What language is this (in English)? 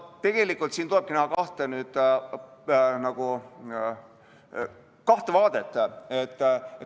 Estonian